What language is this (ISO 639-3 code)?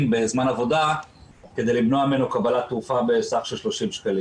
heb